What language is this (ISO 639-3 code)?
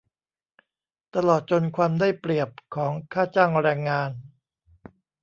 tha